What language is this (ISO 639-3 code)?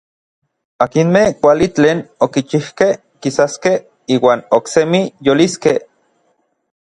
nlv